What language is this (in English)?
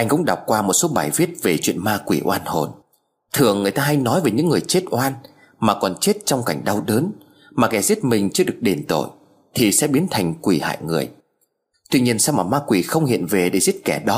Vietnamese